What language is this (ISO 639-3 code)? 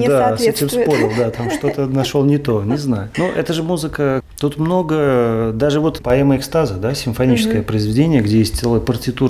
rus